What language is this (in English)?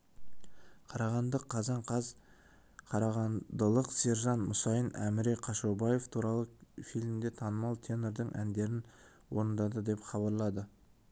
Kazakh